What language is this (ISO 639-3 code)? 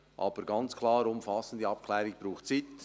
gsw